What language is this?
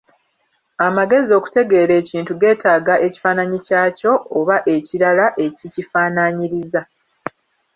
Ganda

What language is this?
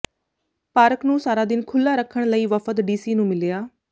Punjabi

